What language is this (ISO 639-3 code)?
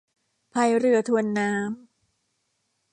tha